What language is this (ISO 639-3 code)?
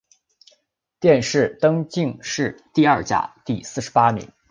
zho